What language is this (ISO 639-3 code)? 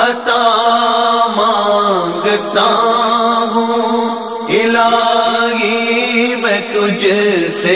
ron